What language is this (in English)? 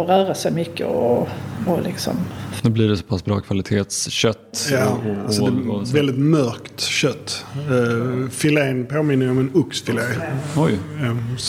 Swedish